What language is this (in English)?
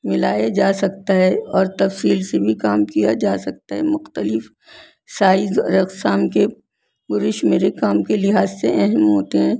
Urdu